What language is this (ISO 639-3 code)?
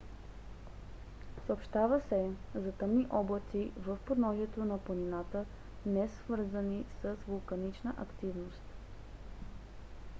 bul